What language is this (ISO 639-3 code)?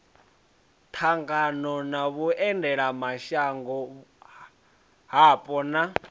ven